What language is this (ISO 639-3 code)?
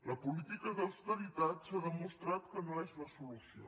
cat